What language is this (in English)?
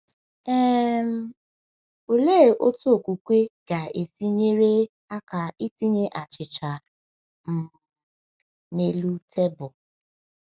Igbo